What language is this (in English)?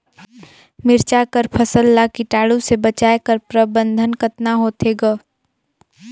Chhattisgarhi